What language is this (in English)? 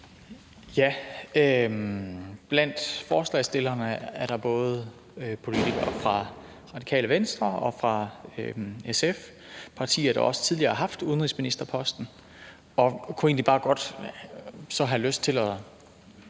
Danish